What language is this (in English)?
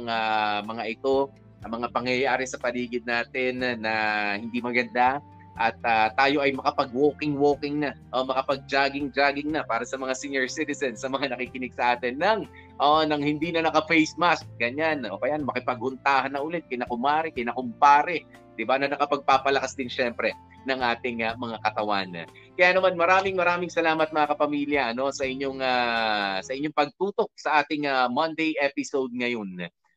Filipino